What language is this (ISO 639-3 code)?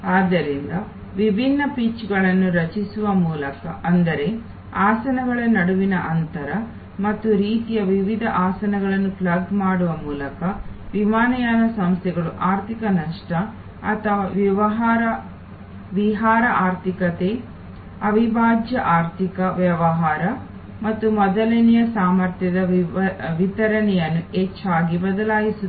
kan